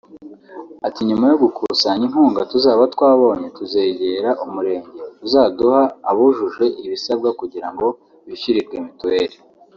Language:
Kinyarwanda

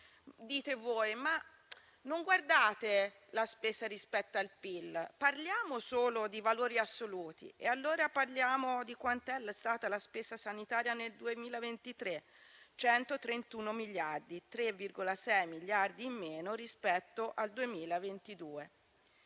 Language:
Italian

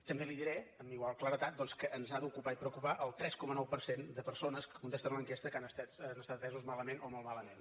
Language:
Catalan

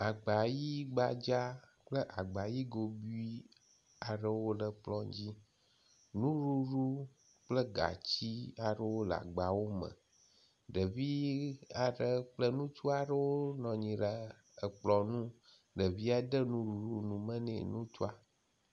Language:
Ewe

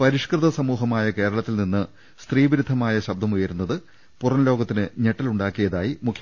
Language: Malayalam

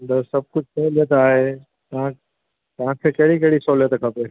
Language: Sindhi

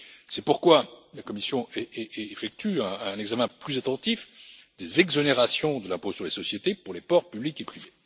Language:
French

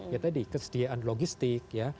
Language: Indonesian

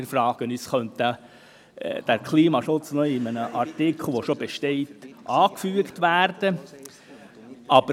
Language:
Swiss German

